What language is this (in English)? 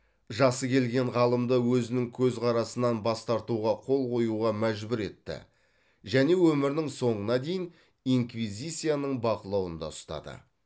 Kazakh